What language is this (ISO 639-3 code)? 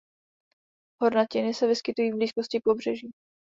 ces